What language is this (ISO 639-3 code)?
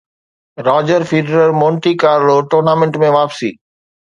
snd